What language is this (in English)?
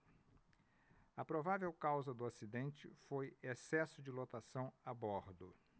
Portuguese